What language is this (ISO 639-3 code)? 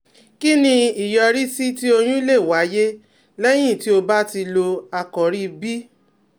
yor